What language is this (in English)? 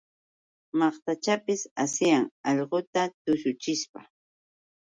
Yauyos Quechua